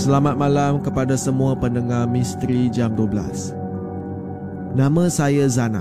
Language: Malay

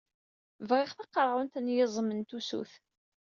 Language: Kabyle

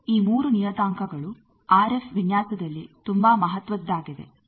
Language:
Kannada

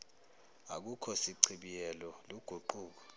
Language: Zulu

